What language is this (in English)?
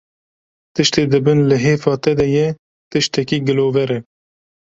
Kurdish